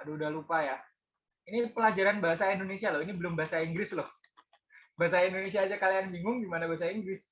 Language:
Indonesian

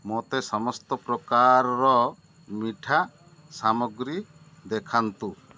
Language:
Odia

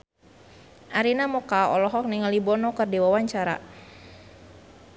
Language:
Sundanese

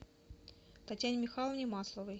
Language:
Russian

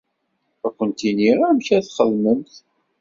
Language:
Kabyle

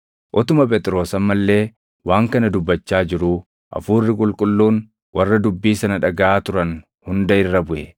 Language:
Oromo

